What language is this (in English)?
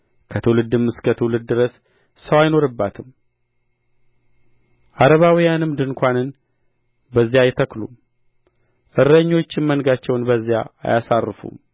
Amharic